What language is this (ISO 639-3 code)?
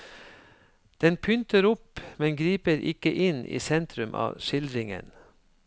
nor